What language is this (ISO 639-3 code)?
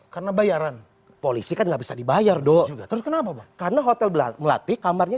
ind